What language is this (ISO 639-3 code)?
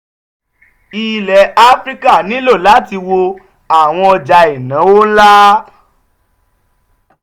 yor